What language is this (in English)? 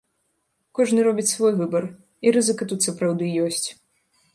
Belarusian